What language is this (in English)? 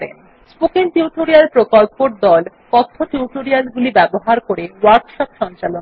Bangla